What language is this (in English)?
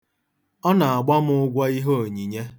Igbo